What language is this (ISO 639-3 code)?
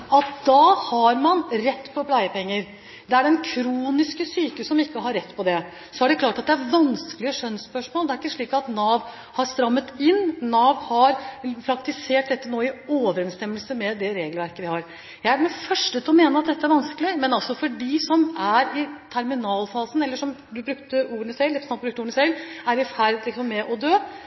nob